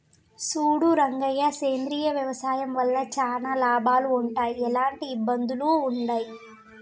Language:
Telugu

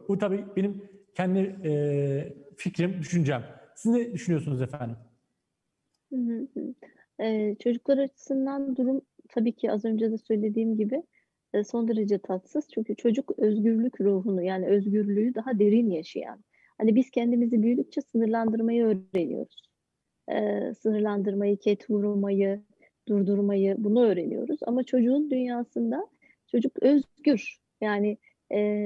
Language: Turkish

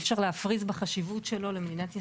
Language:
Hebrew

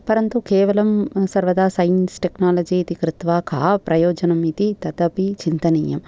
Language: Sanskrit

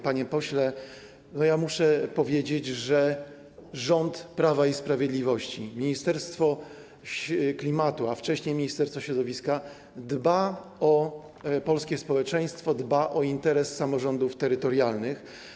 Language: Polish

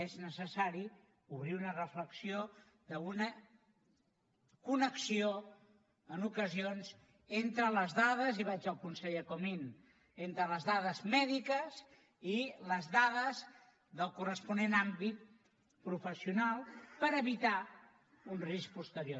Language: Catalan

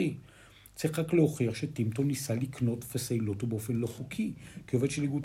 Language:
Hebrew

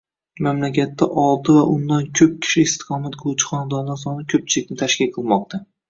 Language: Uzbek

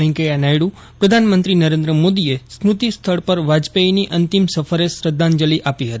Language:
Gujarati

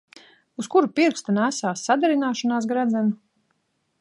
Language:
Latvian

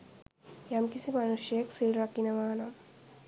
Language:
Sinhala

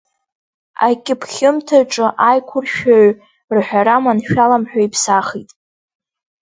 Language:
Abkhazian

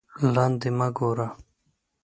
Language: Pashto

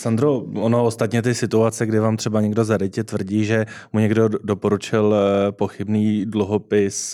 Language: Czech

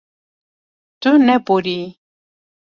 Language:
Kurdish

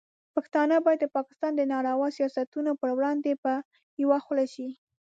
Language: Pashto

